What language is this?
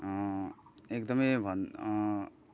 Nepali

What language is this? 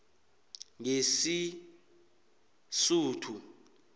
South Ndebele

